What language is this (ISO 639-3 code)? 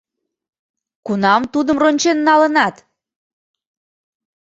chm